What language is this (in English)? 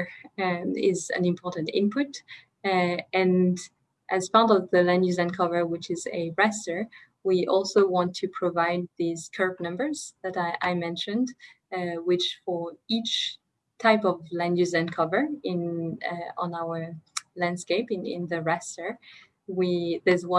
English